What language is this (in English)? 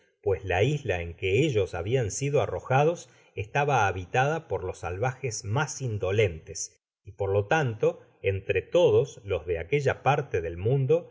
Spanish